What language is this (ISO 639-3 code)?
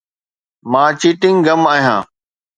snd